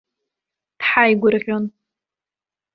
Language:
Abkhazian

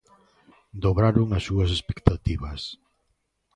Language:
Galician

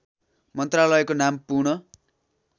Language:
Nepali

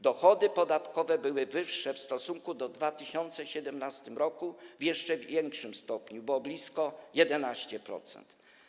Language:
Polish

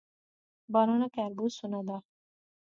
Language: Pahari-Potwari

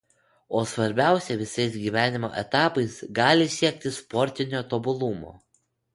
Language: Lithuanian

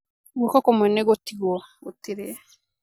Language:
Kikuyu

